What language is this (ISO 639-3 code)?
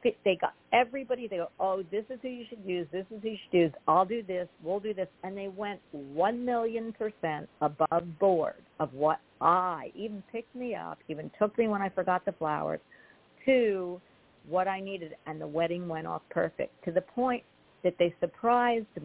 eng